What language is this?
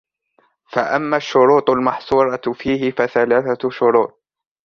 Arabic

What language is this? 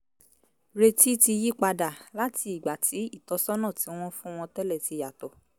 Yoruba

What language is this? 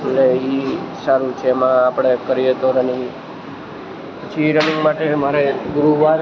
Gujarati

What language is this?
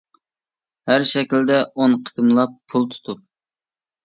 Uyghur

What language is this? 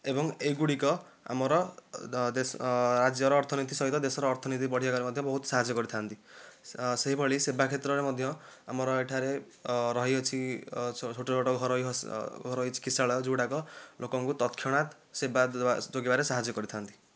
Odia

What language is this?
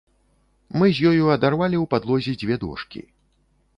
Belarusian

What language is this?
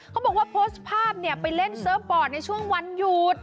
Thai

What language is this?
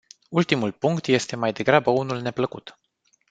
Romanian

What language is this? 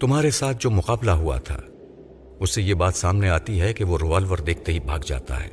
Urdu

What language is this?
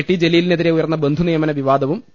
Malayalam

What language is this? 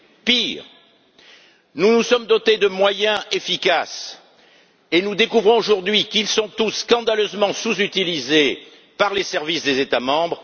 French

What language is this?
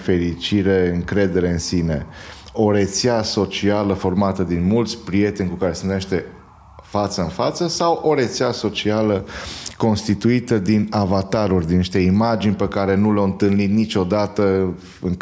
Romanian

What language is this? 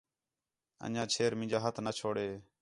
Khetrani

